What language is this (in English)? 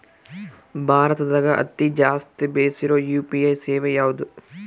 Kannada